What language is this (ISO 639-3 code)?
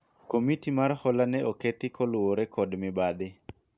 luo